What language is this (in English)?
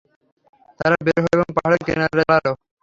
Bangla